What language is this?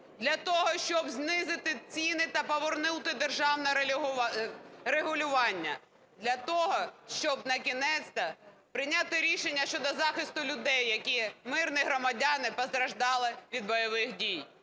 Ukrainian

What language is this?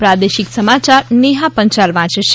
Gujarati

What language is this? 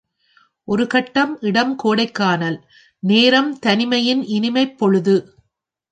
Tamil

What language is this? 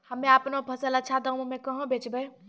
Maithili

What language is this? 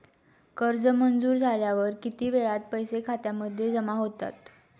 Marathi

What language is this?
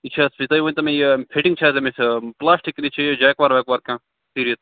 Kashmiri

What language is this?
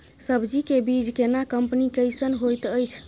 Maithili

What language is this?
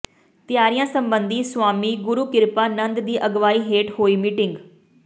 Punjabi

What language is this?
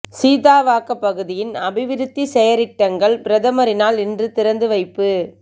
Tamil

